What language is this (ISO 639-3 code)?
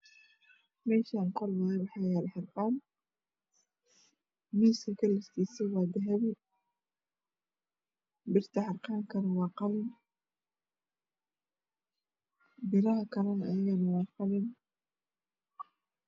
som